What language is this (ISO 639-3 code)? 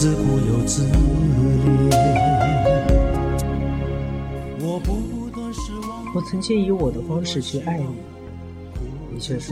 zho